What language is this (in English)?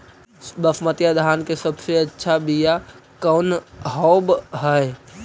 Magahi